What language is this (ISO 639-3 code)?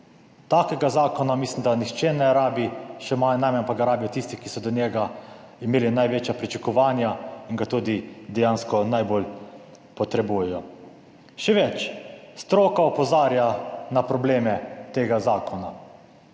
slv